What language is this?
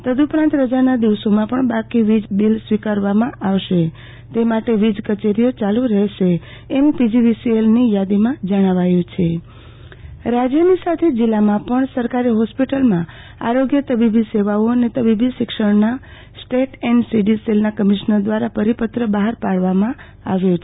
Gujarati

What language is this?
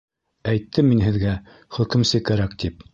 Bashkir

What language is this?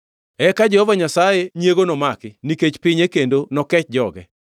Luo (Kenya and Tanzania)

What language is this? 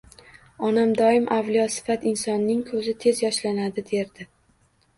Uzbek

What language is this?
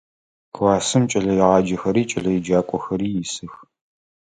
Adyghe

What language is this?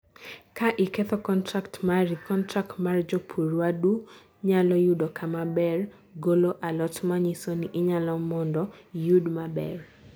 Luo (Kenya and Tanzania)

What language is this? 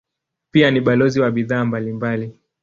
Swahili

